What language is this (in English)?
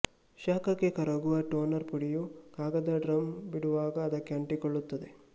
Kannada